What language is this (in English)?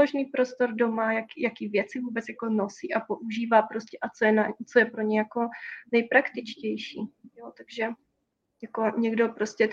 Czech